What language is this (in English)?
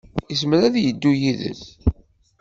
Kabyle